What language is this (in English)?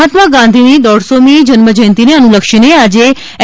Gujarati